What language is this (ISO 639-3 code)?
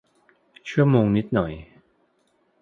tha